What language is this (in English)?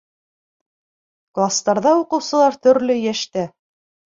Bashkir